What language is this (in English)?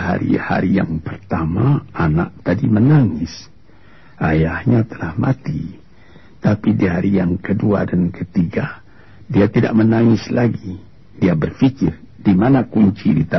Malay